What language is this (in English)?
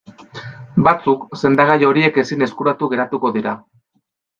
Basque